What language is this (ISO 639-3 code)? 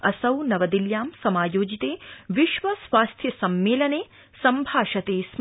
san